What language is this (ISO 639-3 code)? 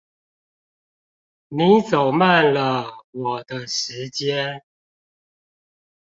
zho